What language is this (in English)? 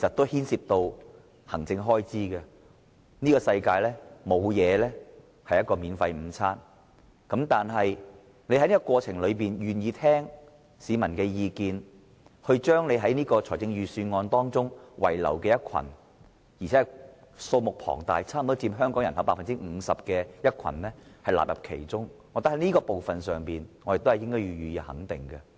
Cantonese